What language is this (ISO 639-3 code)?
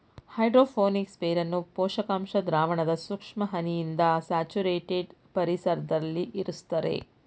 kan